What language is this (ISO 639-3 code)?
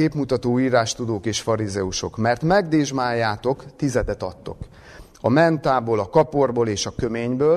hun